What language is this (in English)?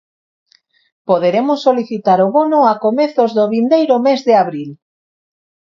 Galician